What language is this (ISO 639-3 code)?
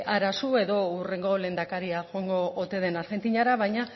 eus